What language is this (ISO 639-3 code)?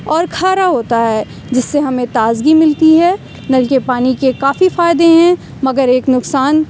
urd